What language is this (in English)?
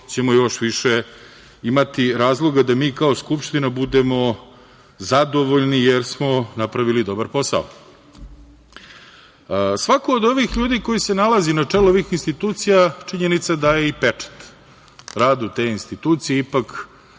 Serbian